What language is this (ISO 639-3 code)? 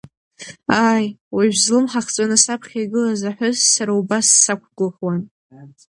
abk